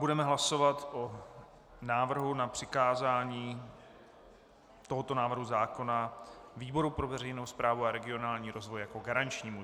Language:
Czech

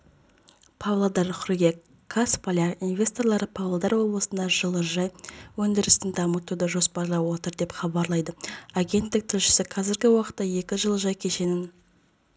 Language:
Kazakh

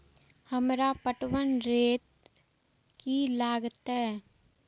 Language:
Maithili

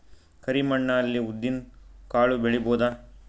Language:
Kannada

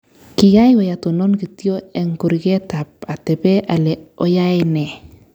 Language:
Kalenjin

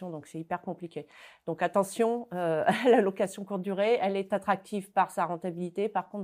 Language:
French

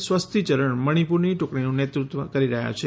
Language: Gujarati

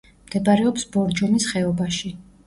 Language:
Georgian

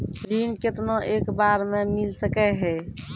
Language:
Maithili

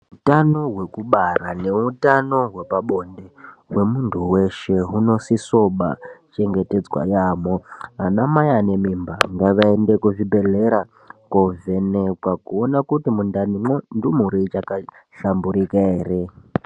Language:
Ndau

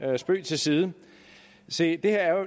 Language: Danish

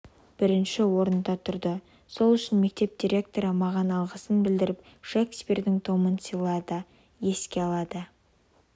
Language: Kazakh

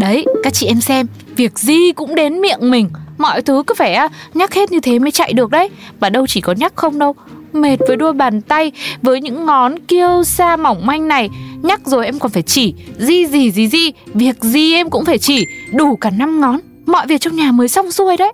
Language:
Vietnamese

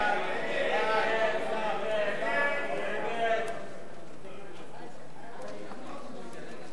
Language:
Hebrew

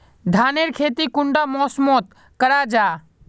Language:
Magahi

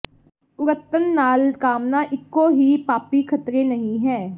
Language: Punjabi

